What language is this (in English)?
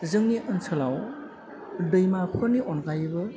Bodo